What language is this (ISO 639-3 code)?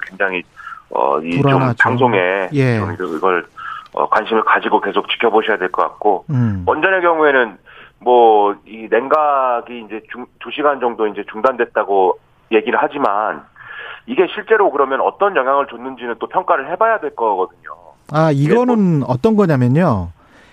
kor